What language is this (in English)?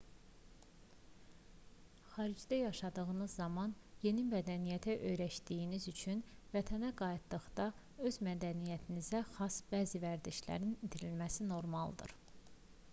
Azerbaijani